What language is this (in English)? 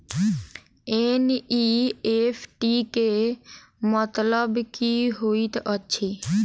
Maithili